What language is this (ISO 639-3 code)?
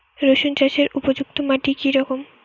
ben